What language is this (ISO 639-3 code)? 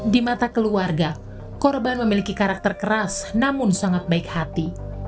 ind